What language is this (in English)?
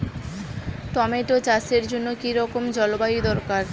Bangla